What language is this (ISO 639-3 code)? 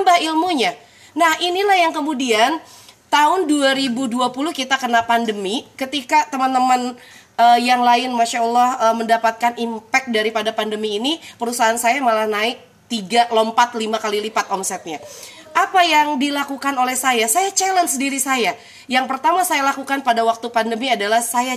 ind